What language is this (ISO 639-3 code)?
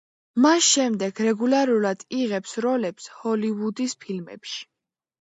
kat